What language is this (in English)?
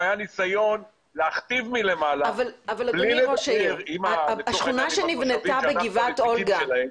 Hebrew